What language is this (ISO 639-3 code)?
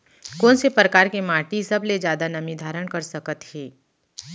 hne